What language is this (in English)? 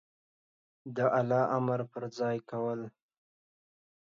Pashto